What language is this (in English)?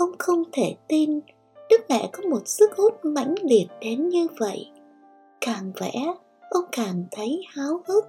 Vietnamese